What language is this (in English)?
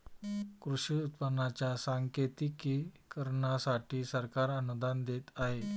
Marathi